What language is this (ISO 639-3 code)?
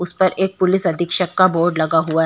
hin